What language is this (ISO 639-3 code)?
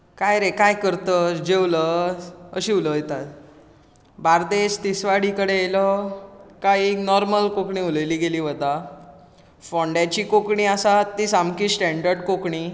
kok